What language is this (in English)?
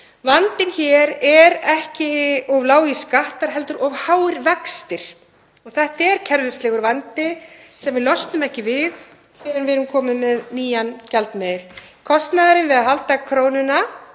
Icelandic